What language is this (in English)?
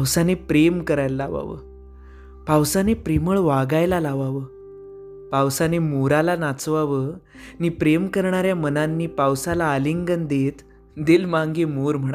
Marathi